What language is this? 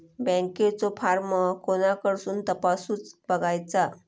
Marathi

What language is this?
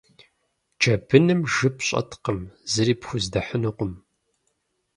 Kabardian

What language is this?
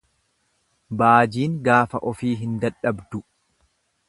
Oromo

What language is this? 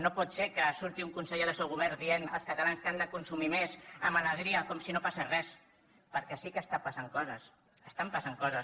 Catalan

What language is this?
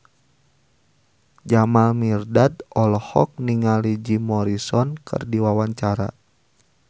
Sundanese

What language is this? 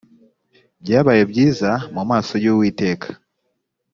Kinyarwanda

